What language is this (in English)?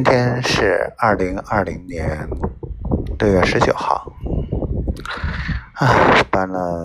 Chinese